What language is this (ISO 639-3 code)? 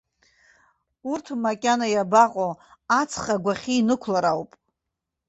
abk